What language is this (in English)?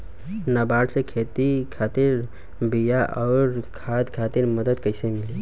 Bhojpuri